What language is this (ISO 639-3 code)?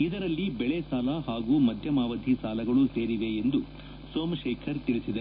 kan